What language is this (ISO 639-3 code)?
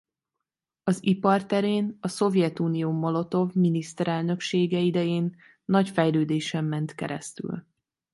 hun